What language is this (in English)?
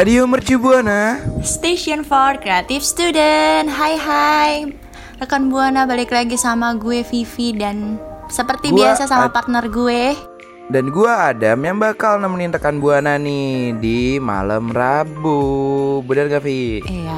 Indonesian